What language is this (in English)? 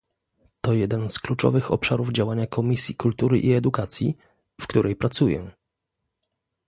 Polish